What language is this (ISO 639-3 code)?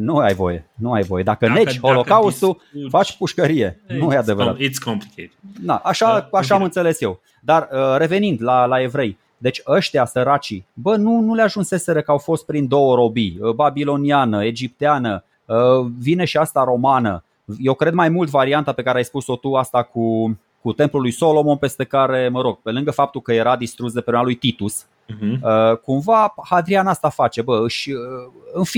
ron